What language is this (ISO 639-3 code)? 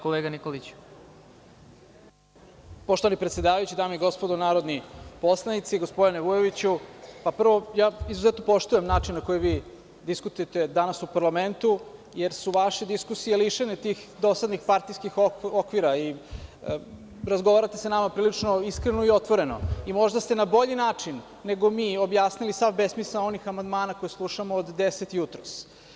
srp